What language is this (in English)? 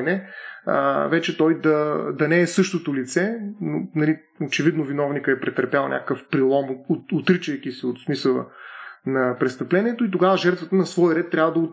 Bulgarian